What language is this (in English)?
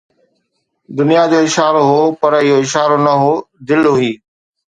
Sindhi